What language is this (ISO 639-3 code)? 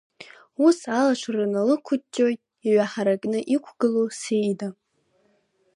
abk